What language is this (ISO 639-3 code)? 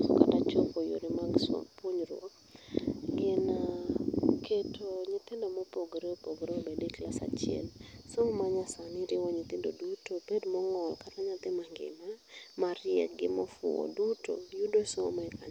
luo